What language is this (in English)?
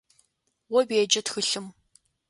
Adyghe